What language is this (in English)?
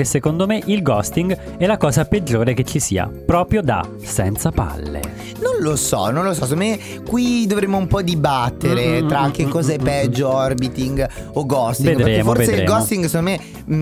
Italian